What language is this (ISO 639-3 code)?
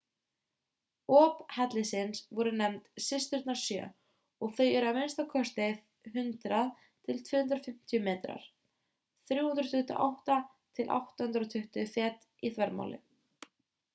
isl